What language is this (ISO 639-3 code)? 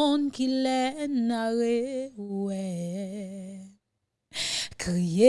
fra